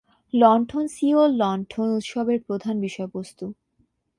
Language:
Bangla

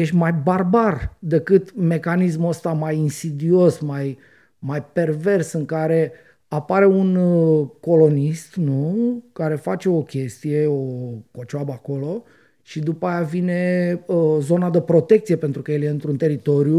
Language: Romanian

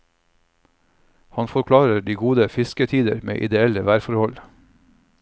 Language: Norwegian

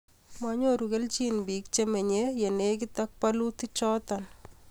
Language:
Kalenjin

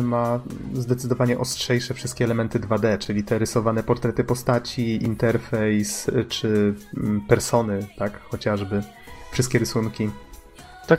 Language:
Polish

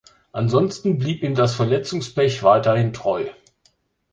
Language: German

